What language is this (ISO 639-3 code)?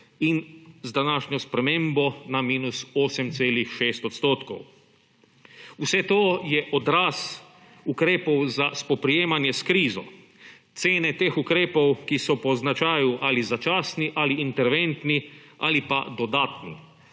slv